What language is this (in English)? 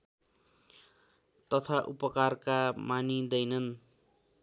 Nepali